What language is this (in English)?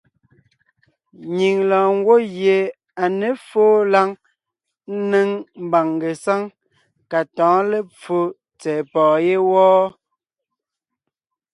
Ngiemboon